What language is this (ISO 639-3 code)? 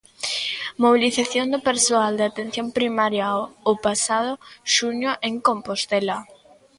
glg